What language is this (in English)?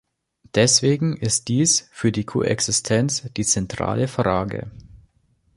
German